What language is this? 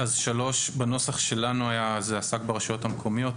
Hebrew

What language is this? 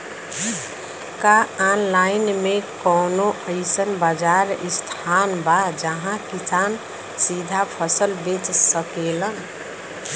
Bhojpuri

